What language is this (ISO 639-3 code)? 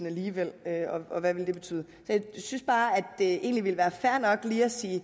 dan